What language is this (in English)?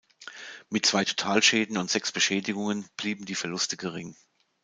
German